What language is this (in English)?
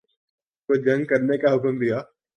Urdu